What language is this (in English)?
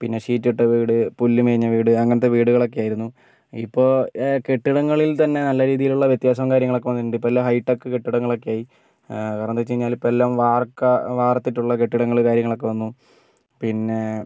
Malayalam